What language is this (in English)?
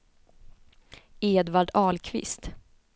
Swedish